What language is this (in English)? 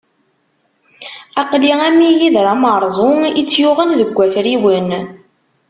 Kabyle